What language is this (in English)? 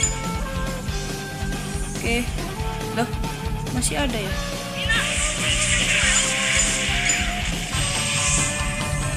Indonesian